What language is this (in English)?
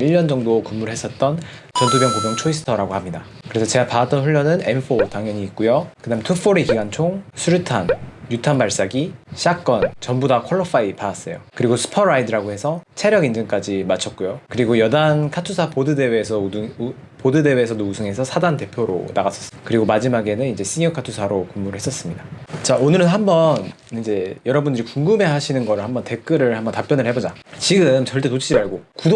Korean